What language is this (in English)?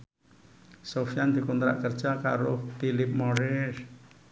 Javanese